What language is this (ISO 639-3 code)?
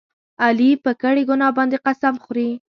pus